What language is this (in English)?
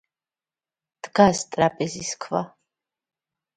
Georgian